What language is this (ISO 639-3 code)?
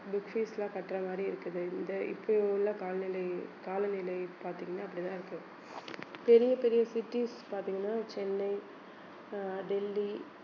tam